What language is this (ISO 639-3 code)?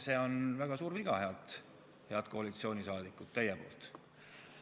est